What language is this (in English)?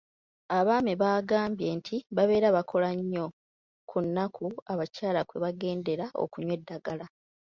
Ganda